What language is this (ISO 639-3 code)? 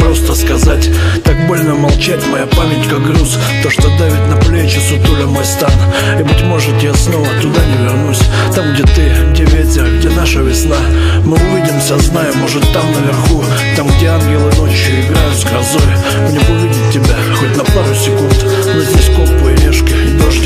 rus